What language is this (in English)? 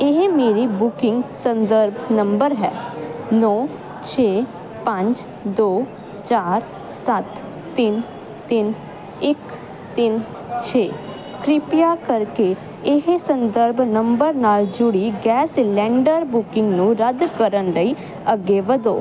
Punjabi